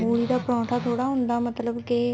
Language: Punjabi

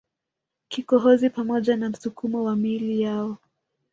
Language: Swahili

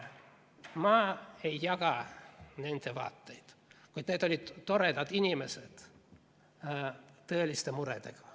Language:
Estonian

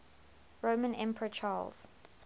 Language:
English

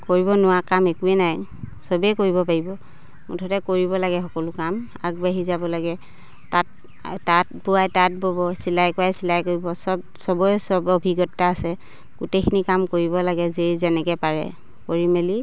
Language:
Assamese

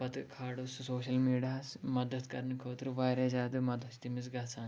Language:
Kashmiri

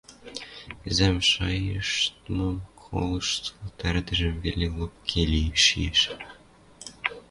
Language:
Western Mari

